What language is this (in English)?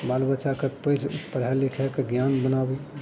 Maithili